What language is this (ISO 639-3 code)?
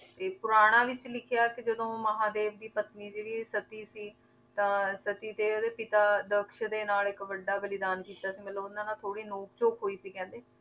pan